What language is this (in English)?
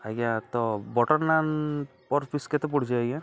Odia